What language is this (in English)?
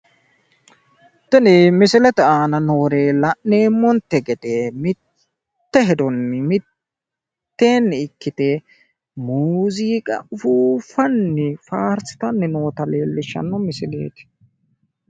Sidamo